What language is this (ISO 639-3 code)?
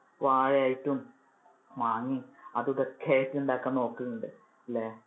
mal